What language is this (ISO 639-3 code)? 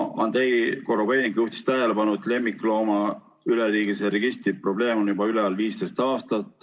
est